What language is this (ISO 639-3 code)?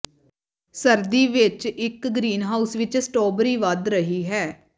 pan